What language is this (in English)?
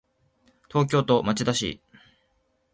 Japanese